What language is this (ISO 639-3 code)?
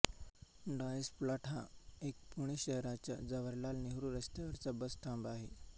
mar